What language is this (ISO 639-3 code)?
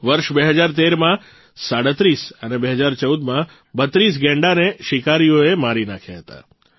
guj